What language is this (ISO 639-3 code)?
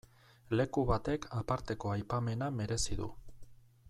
eus